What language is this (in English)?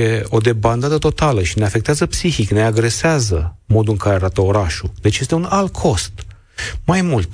Romanian